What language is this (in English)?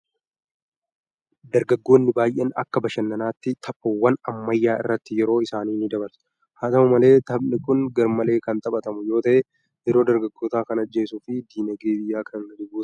Oromo